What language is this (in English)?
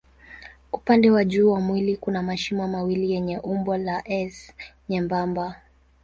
Swahili